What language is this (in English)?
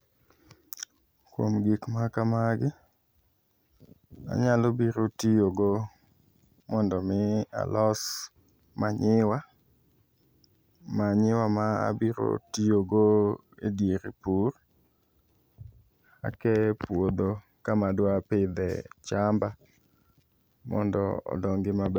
Luo (Kenya and Tanzania)